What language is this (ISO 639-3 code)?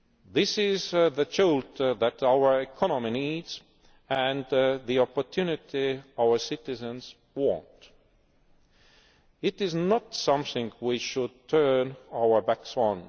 eng